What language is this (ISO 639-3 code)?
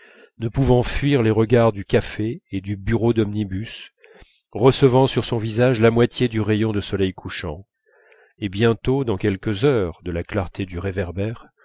fra